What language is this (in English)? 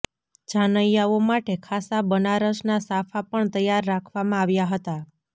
Gujarati